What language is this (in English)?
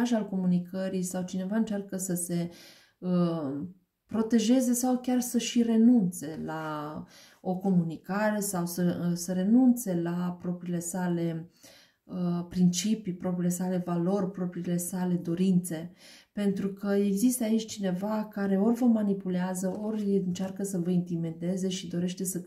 Romanian